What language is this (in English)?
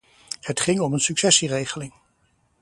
Dutch